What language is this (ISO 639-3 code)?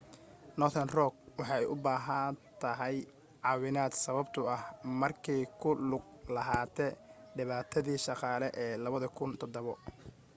som